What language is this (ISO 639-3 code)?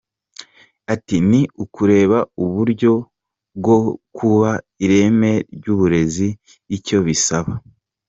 kin